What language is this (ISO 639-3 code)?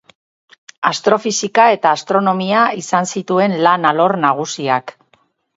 eus